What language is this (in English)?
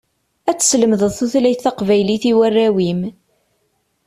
Kabyle